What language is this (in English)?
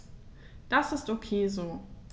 German